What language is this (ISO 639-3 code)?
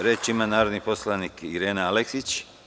srp